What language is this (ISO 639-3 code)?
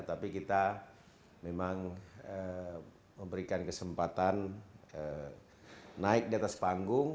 ind